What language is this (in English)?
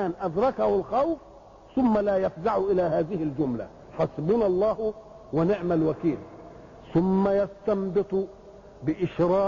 Arabic